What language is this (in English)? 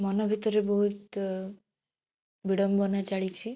Odia